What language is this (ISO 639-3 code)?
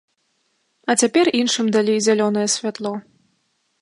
bel